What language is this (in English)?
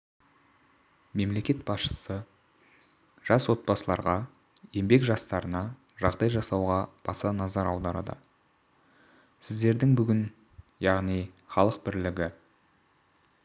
Kazakh